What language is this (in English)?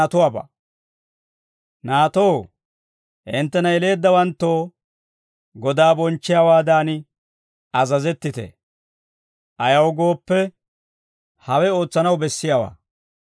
Dawro